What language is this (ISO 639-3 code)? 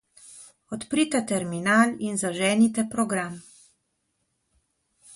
slv